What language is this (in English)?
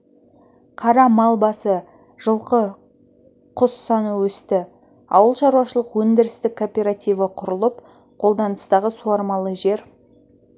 Kazakh